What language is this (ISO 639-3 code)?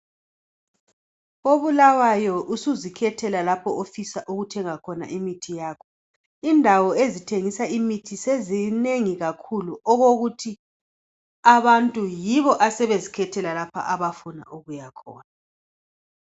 nde